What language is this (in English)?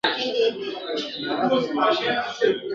Pashto